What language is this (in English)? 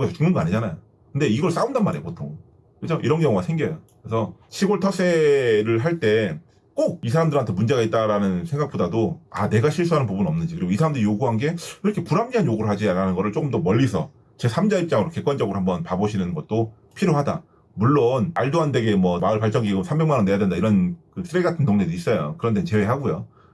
Korean